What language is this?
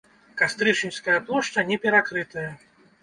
Belarusian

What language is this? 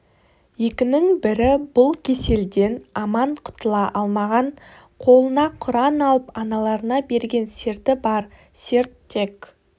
Kazakh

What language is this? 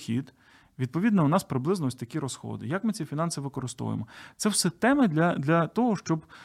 Ukrainian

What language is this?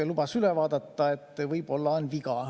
Estonian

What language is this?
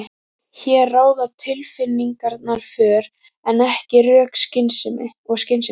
Icelandic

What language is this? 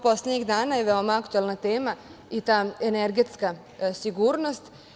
Serbian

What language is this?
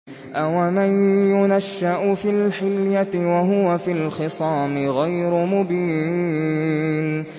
Arabic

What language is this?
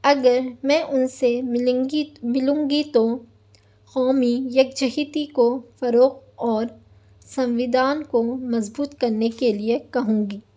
Urdu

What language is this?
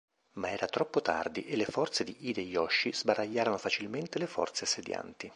Italian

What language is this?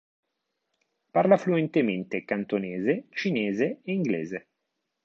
Italian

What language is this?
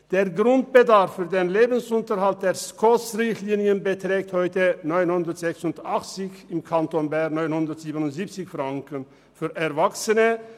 Swiss German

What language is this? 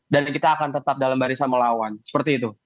Indonesian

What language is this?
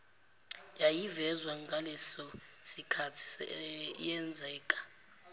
Zulu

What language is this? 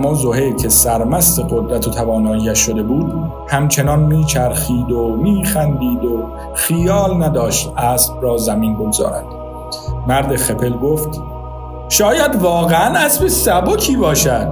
Persian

